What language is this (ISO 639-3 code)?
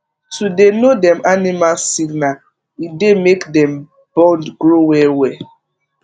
pcm